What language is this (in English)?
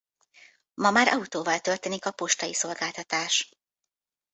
Hungarian